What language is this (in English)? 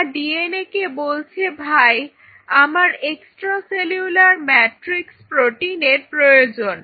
Bangla